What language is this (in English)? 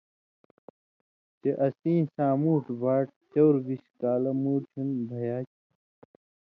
Indus Kohistani